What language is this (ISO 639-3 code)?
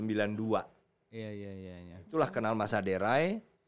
ind